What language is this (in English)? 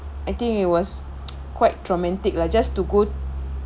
English